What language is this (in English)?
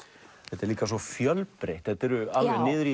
Icelandic